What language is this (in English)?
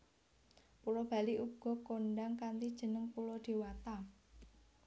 Javanese